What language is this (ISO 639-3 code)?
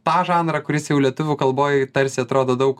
lit